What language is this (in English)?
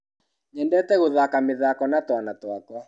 Kikuyu